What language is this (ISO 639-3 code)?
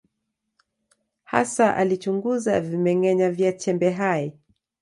swa